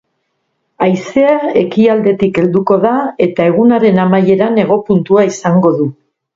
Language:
Basque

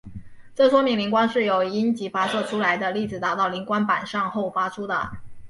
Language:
Chinese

